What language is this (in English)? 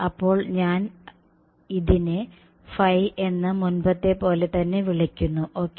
Malayalam